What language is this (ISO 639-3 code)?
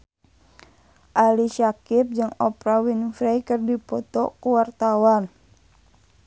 sun